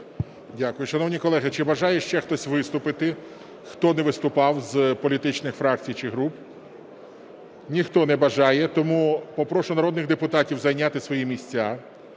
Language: Ukrainian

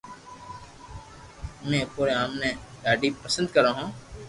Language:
Loarki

